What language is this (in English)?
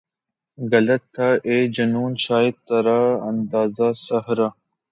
Urdu